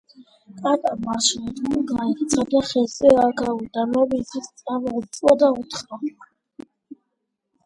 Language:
Georgian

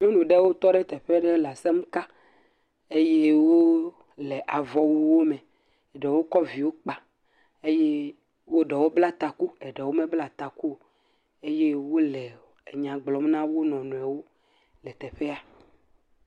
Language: Ewe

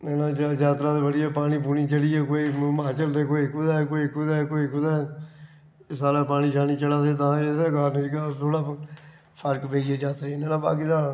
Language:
Dogri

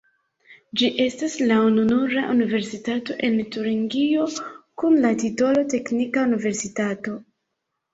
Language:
Esperanto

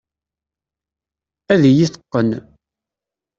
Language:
Kabyle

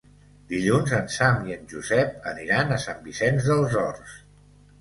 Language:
Catalan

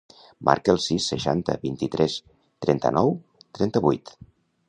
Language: Catalan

